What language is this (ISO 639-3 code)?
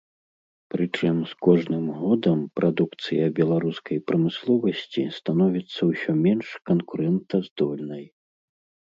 bel